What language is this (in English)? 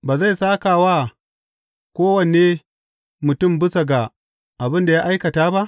Hausa